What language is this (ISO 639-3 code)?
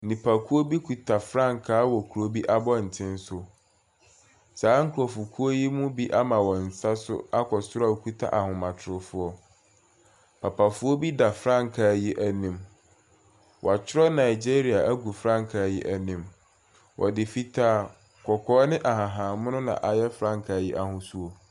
aka